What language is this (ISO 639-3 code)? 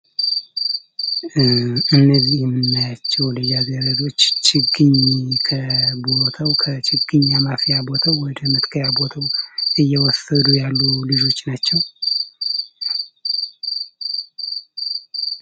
amh